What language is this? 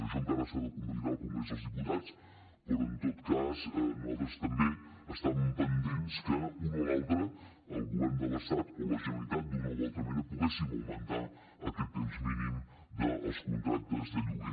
Catalan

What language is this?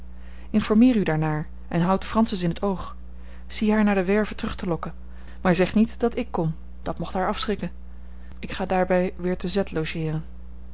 Dutch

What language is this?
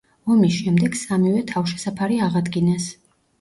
Georgian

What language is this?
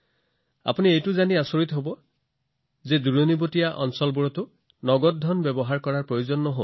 Assamese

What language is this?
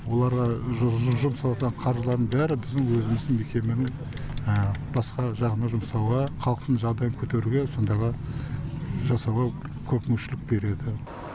Kazakh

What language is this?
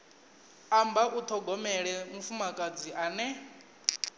Venda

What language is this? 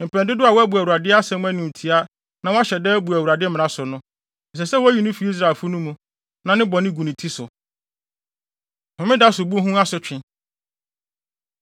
Akan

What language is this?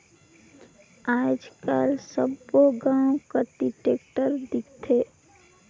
Chhattisgarhi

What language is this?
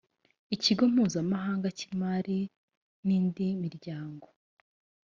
Kinyarwanda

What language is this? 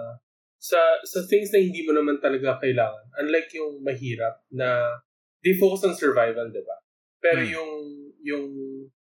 Filipino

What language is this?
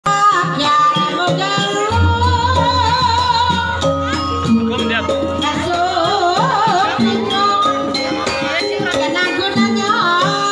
Indonesian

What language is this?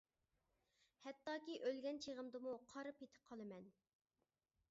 Uyghur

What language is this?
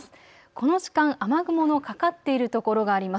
Japanese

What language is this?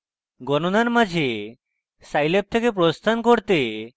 Bangla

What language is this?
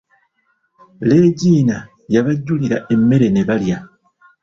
Ganda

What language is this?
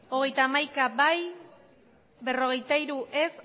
Basque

